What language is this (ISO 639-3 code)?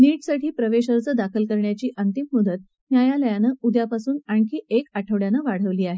mar